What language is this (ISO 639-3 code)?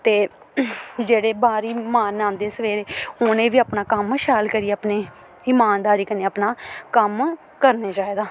doi